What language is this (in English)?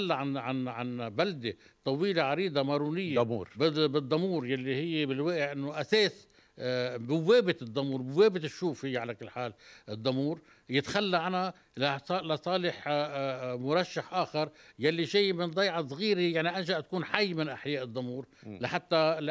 Arabic